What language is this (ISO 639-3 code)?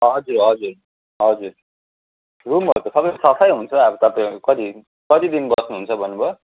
nep